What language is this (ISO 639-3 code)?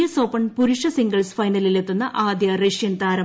mal